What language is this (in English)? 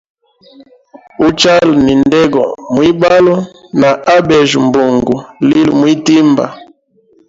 Hemba